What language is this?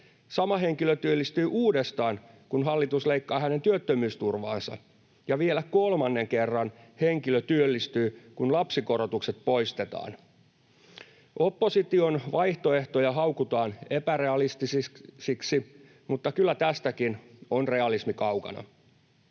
Finnish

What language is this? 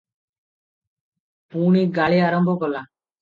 Odia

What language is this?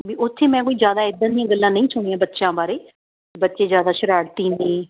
Punjabi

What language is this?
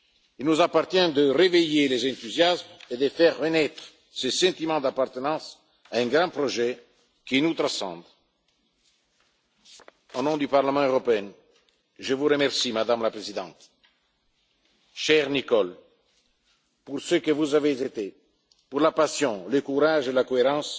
French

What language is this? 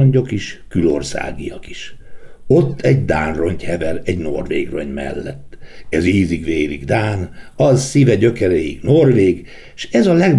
Hungarian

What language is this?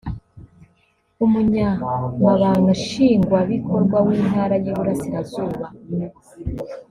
Kinyarwanda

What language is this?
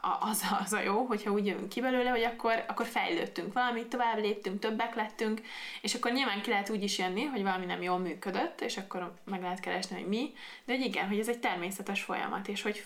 Hungarian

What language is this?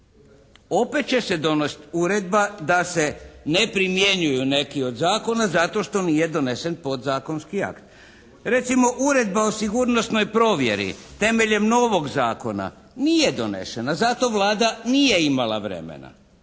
Croatian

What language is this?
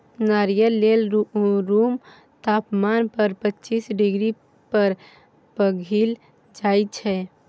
Maithili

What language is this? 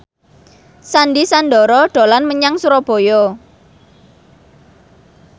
Javanese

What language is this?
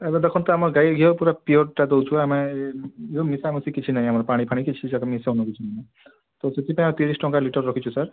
Odia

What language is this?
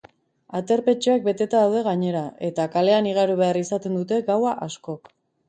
Basque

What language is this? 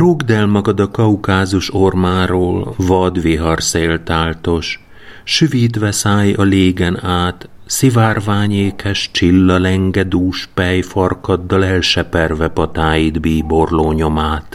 Hungarian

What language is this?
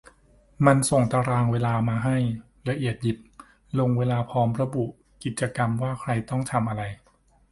Thai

